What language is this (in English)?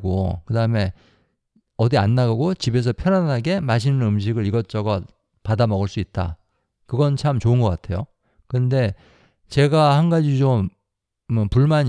Korean